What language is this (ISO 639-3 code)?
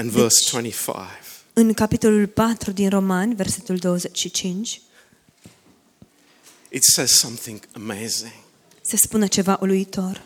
ron